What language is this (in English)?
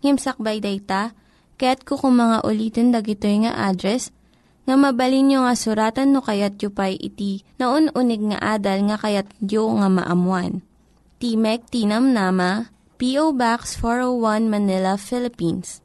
Filipino